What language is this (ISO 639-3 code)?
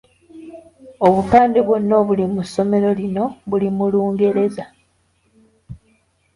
lug